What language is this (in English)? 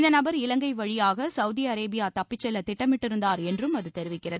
Tamil